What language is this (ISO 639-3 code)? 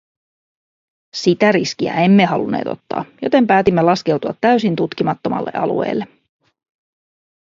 fin